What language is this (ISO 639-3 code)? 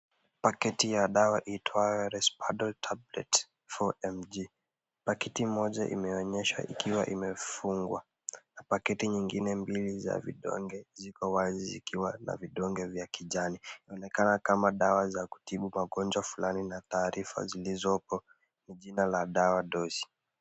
swa